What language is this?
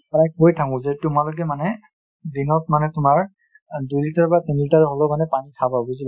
Assamese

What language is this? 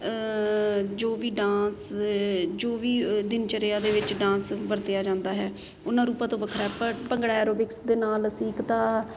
Punjabi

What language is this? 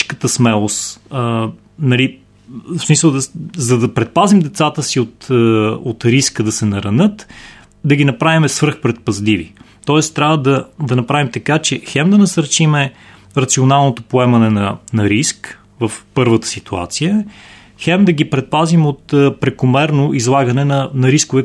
Bulgarian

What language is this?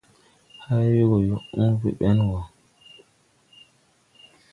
Tupuri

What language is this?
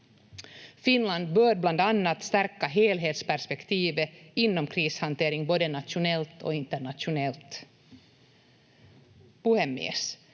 Finnish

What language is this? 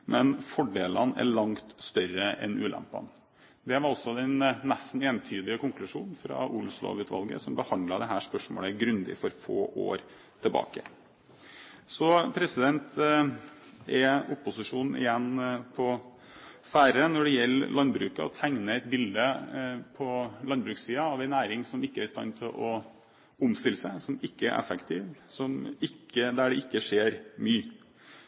Norwegian Bokmål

